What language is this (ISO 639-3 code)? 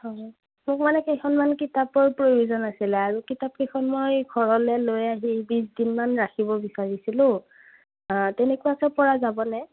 asm